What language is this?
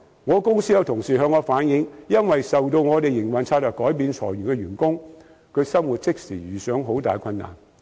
Cantonese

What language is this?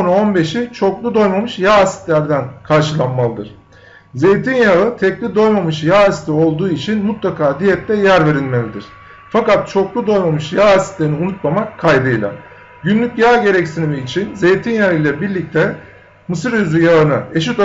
Turkish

